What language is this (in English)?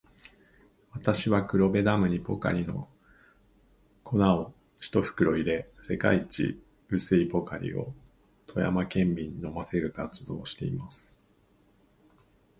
Japanese